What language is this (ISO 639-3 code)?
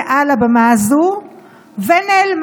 heb